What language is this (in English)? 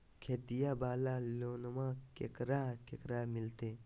Magahi